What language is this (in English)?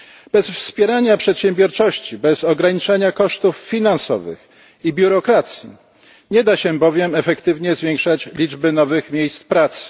Polish